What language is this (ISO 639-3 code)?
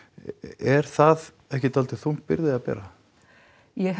isl